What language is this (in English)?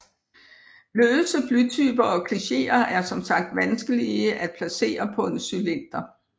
Danish